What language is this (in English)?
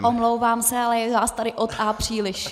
Czech